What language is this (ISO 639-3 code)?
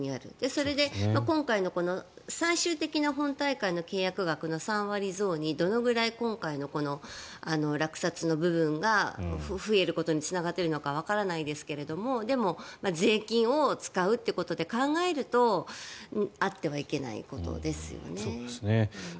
jpn